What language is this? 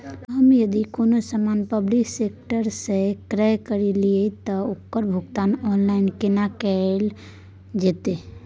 Maithili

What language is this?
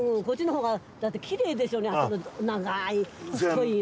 Japanese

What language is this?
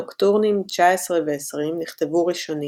Hebrew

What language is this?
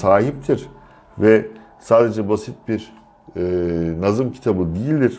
Turkish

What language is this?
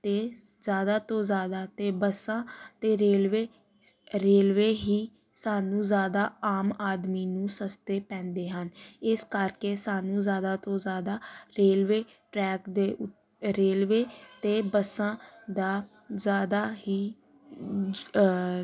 Punjabi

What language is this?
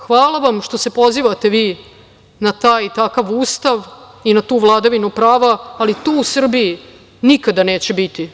Serbian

